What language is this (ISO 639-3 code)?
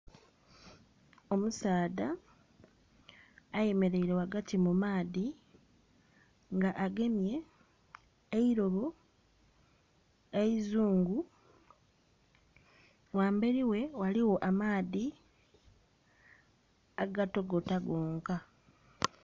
xog